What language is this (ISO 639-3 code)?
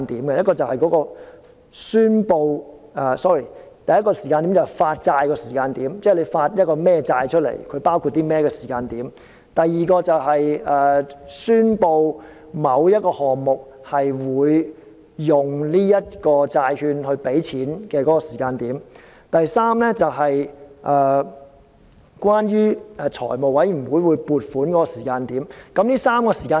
yue